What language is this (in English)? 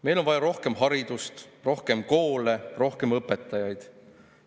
Estonian